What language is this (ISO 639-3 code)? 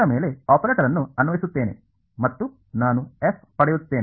kan